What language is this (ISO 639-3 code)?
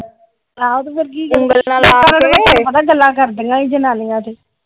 pan